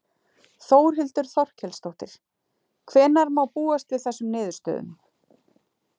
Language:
Icelandic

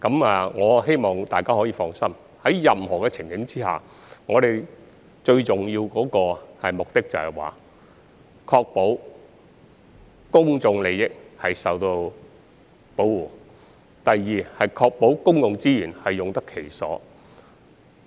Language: Cantonese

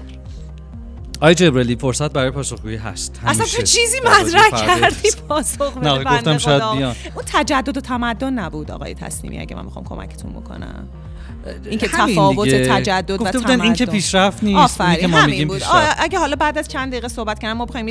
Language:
Persian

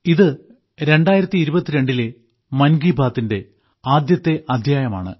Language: Malayalam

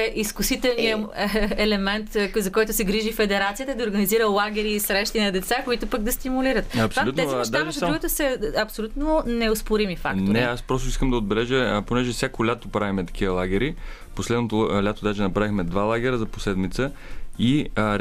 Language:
Bulgarian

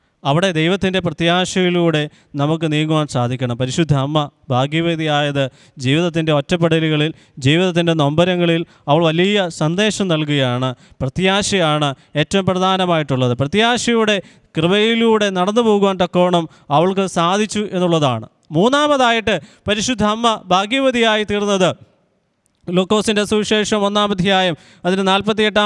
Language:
Malayalam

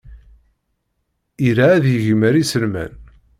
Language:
Kabyle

